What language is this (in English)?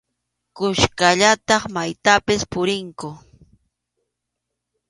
Arequipa-La Unión Quechua